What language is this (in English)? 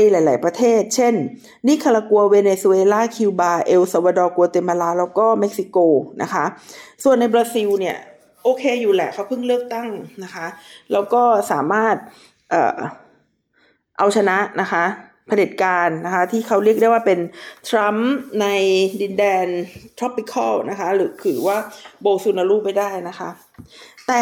Thai